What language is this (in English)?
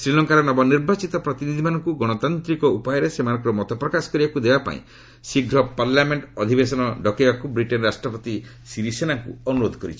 Odia